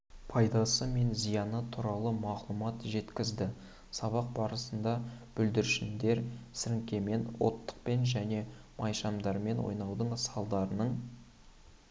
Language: Kazakh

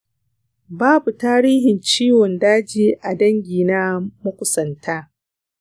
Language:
Hausa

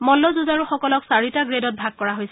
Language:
Assamese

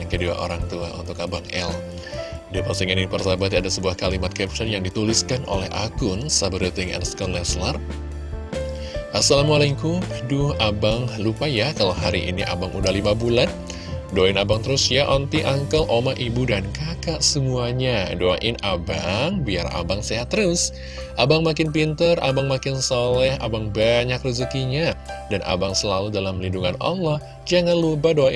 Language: Indonesian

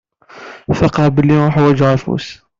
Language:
Kabyle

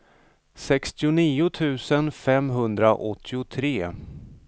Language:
Swedish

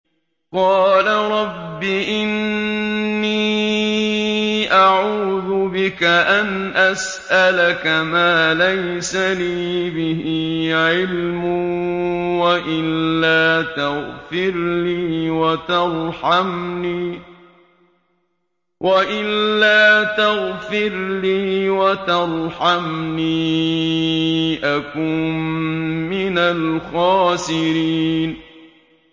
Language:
Arabic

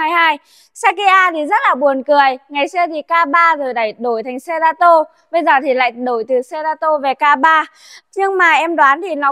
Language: Vietnamese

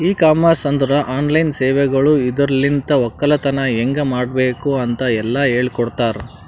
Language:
Kannada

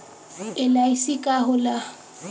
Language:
Bhojpuri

